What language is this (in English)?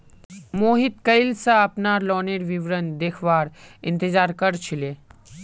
Magahi